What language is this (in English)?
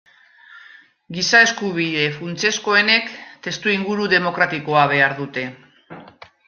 Basque